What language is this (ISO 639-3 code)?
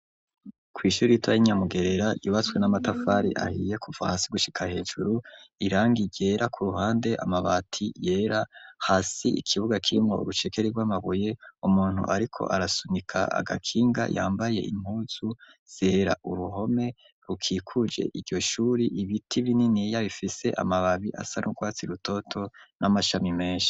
run